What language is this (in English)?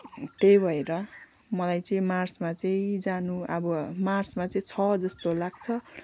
Nepali